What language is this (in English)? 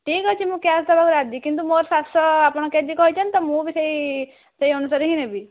Odia